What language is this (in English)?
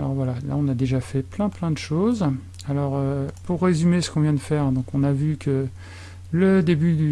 French